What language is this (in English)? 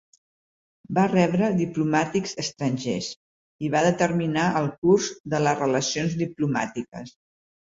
Catalan